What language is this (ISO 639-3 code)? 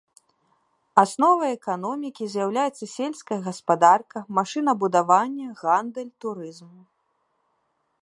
bel